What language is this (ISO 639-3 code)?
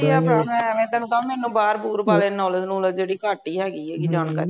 pan